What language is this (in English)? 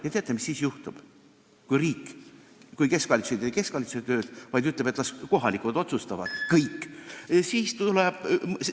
Estonian